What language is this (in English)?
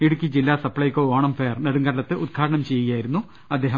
Malayalam